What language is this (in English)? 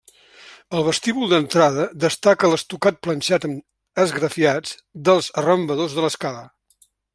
Catalan